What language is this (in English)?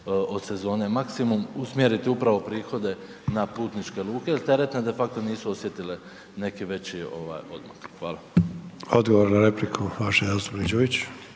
Croatian